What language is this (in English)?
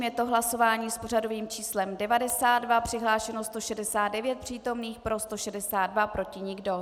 Czech